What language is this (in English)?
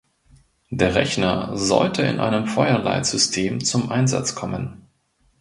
German